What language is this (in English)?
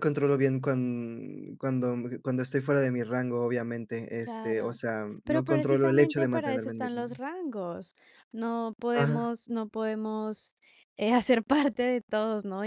Spanish